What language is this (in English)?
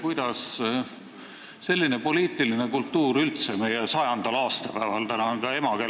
Estonian